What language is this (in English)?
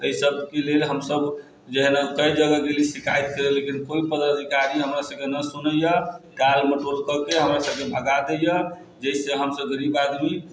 Maithili